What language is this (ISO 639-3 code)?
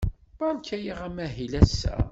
kab